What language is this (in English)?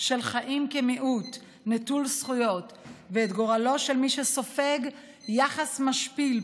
Hebrew